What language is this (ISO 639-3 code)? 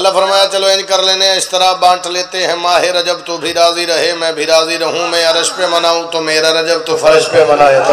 ara